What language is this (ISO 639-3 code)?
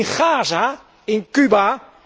nld